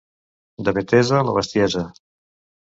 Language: Catalan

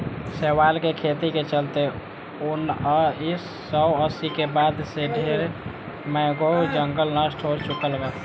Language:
Bhojpuri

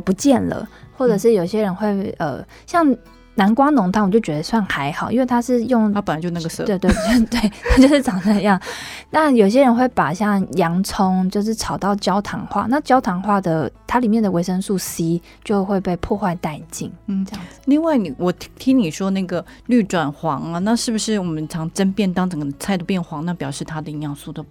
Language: Chinese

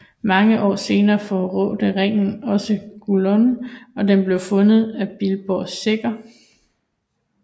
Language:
Danish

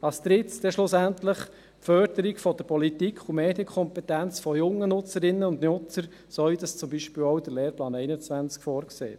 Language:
Swiss German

